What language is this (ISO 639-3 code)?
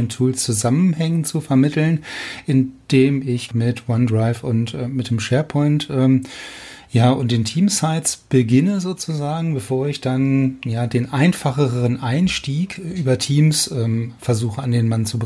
deu